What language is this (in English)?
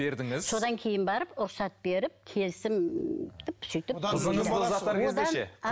Kazakh